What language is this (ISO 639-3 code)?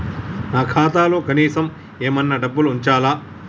tel